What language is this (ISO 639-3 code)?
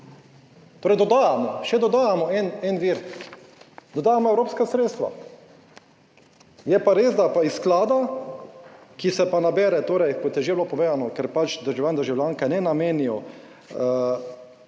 slv